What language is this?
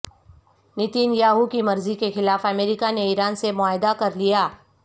Urdu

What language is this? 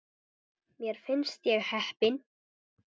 Icelandic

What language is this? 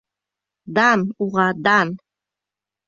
Bashkir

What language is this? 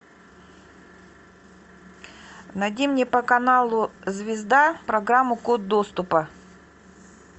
Russian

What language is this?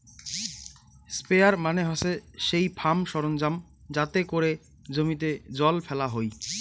Bangla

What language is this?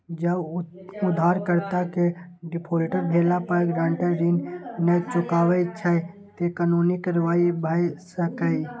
Maithili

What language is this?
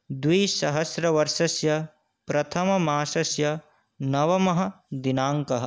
Sanskrit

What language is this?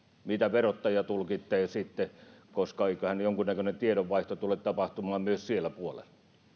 Finnish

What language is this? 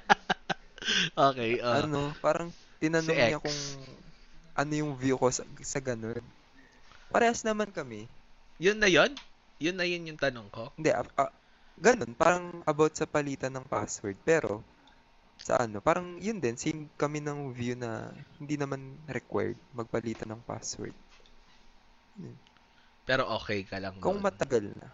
Filipino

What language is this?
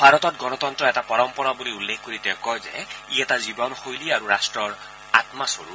Assamese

